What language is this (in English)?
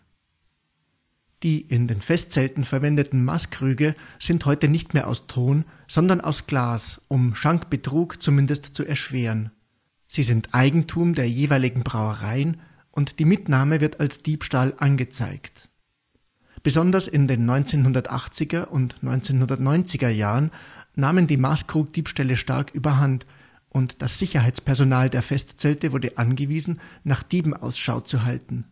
German